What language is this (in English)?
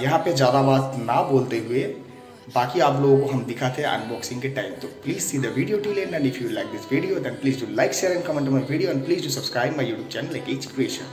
Hindi